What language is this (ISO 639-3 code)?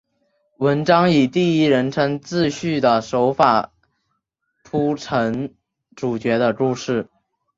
zho